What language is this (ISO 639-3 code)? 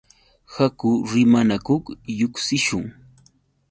qux